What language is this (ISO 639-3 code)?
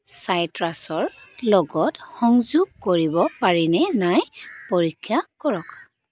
asm